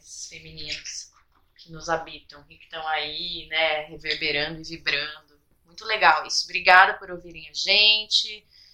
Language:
Portuguese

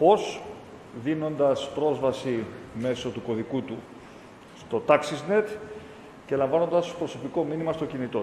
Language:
Greek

